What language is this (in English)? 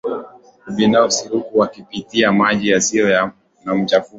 Swahili